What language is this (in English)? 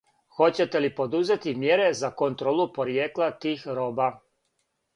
Serbian